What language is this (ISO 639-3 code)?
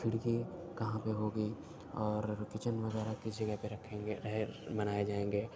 urd